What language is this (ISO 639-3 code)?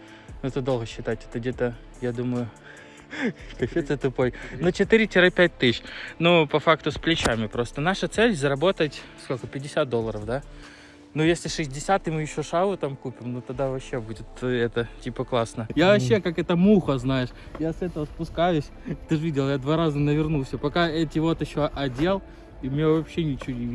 rus